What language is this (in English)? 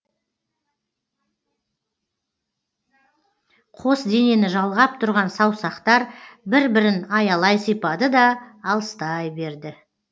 Kazakh